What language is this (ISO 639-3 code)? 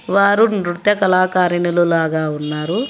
tel